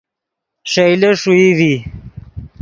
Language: Yidgha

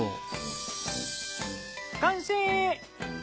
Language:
Japanese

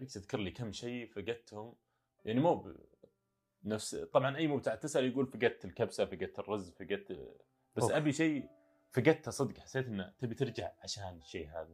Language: Arabic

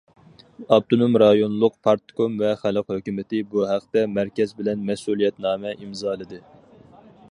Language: Uyghur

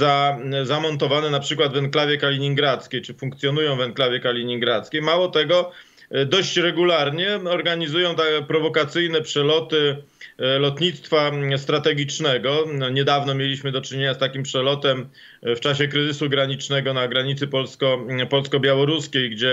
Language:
Polish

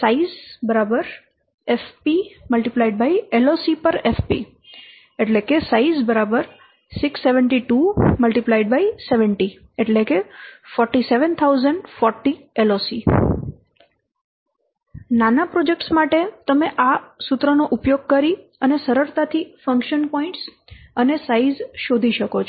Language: Gujarati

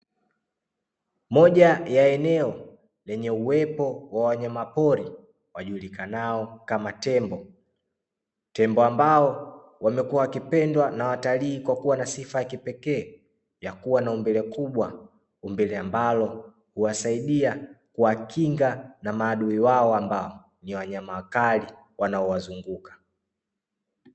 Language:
Swahili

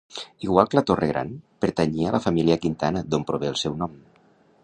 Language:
Catalan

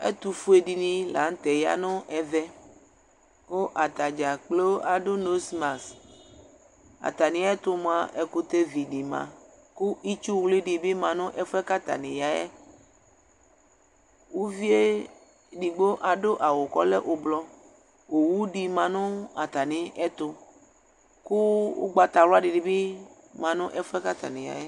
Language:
Ikposo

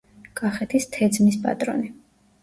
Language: Georgian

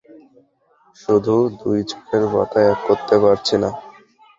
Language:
Bangla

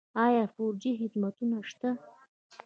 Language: Pashto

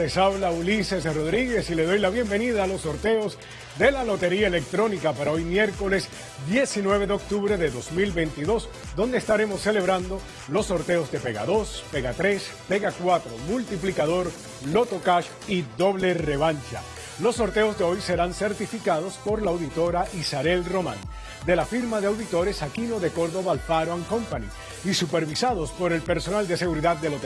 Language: Spanish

